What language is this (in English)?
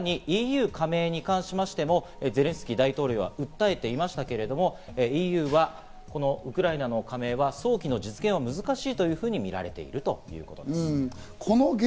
Japanese